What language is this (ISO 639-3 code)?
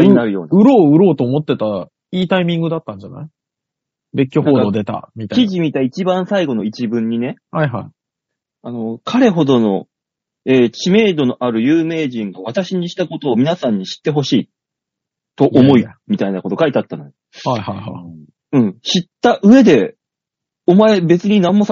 jpn